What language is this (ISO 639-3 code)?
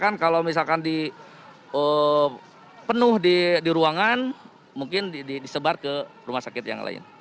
ind